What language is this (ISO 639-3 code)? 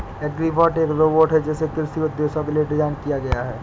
hin